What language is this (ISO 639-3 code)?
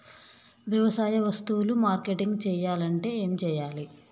tel